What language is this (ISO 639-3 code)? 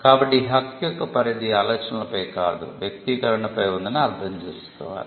tel